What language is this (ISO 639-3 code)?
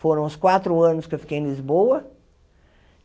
por